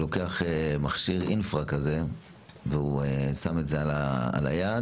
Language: Hebrew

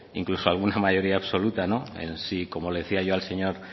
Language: Spanish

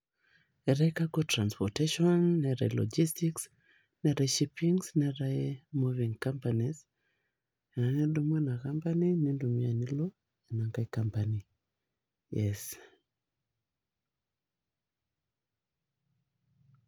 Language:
Masai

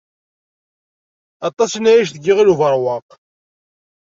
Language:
Kabyle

